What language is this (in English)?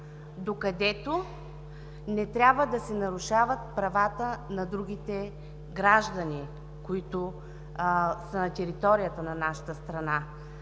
Bulgarian